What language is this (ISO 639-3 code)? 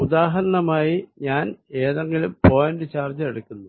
mal